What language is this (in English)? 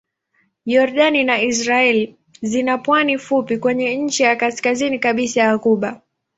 Swahili